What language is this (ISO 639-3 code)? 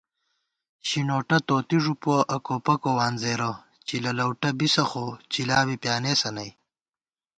gwt